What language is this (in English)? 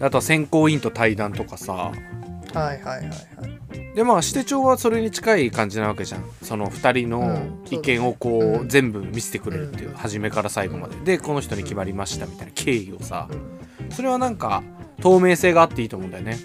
Japanese